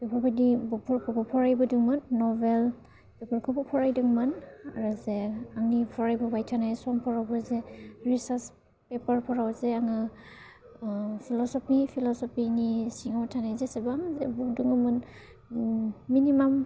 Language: Bodo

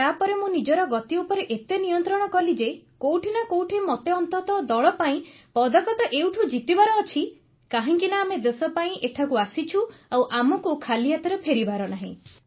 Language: Odia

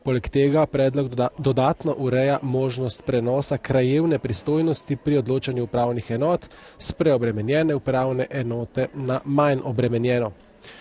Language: Slovenian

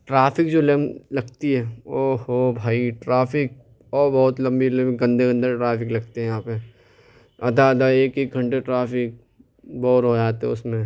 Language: Urdu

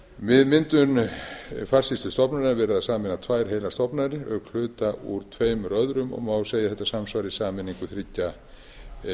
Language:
Icelandic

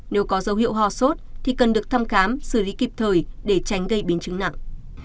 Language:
Vietnamese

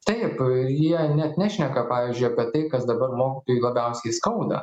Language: Lithuanian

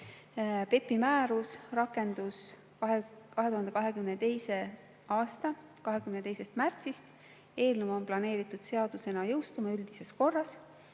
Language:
Estonian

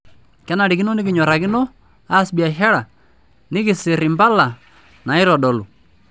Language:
Masai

